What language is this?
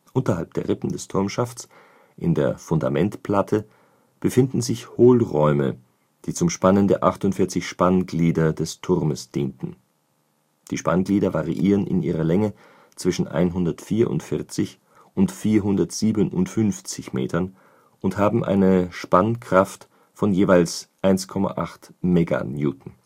German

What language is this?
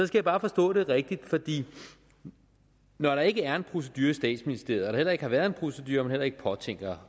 Danish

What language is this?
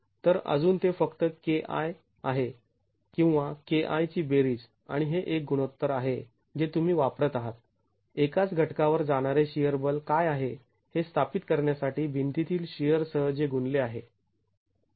Marathi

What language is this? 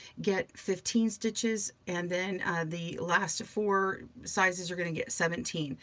English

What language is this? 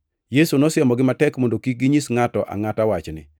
Luo (Kenya and Tanzania)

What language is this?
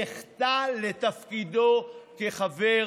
Hebrew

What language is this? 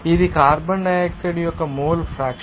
Telugu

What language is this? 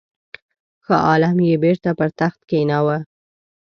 Pashto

